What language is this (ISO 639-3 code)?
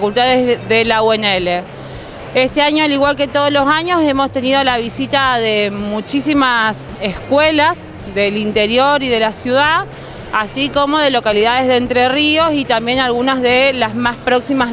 spa